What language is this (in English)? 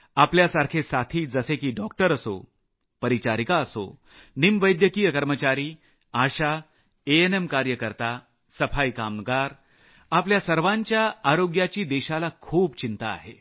Marathi